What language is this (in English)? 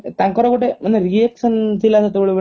Odia